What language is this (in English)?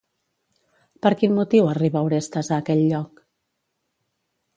Catalan